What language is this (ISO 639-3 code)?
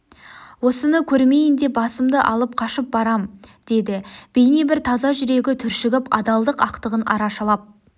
kaz